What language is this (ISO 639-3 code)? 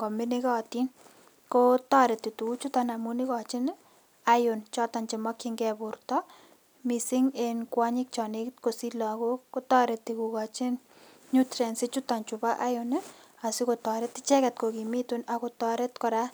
kln